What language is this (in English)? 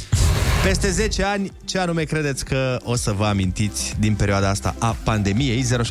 Romanian